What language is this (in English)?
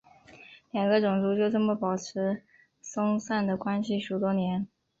Chinese